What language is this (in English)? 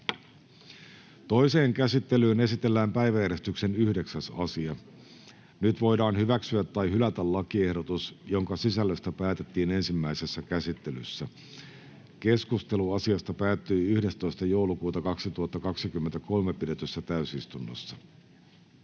Finnish